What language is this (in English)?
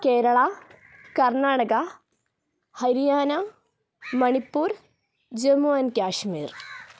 Malayalam